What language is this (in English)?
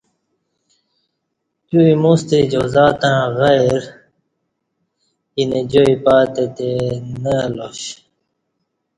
Kati